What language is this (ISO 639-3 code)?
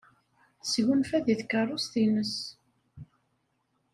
kab